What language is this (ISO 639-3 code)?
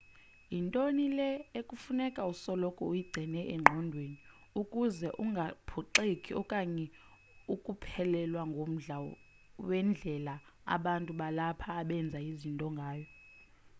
xho